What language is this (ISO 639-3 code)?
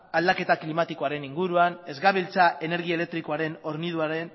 eus